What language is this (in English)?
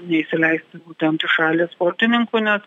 Lithuanian